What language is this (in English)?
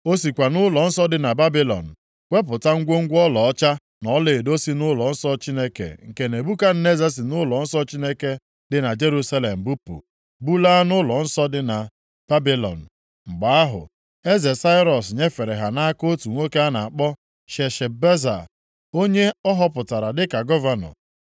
Igbo